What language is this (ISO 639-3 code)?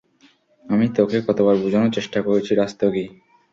ben